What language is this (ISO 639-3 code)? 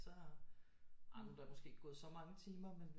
dan